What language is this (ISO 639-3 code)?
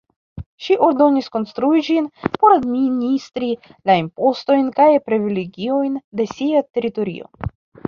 epo